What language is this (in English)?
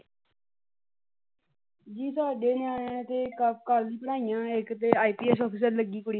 Punjabi